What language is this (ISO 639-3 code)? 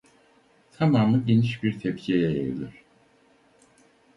tur